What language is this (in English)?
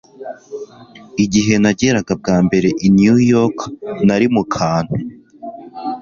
Kinyarwanda